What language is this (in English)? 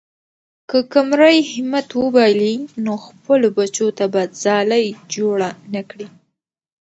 Pashto